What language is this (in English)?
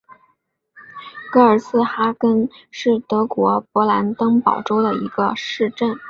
Chinese